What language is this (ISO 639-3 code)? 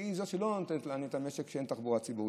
heb